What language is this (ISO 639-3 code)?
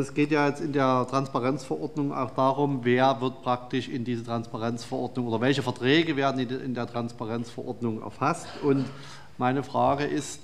deu